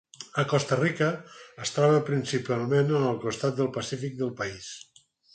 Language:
Catalan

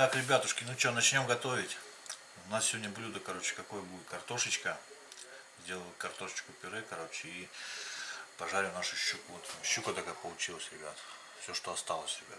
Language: Russian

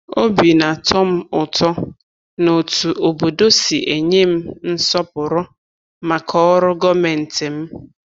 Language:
Igbo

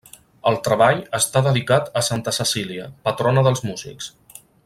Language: Catalan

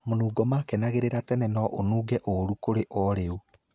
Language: Kikuyu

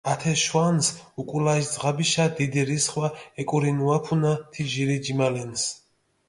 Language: Mingrelian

